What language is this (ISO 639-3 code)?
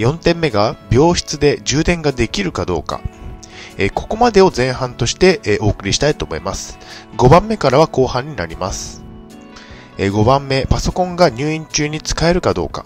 jpn